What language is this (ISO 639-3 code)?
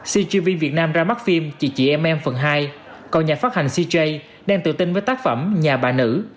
vie